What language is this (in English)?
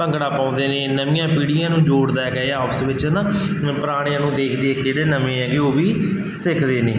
Punjabi